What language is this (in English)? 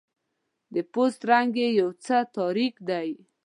Pashto